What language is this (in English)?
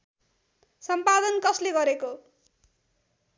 Nepali